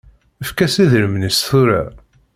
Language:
Kabyle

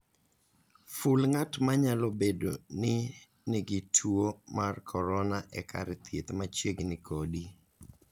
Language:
Luo (Kenya and Tanzania)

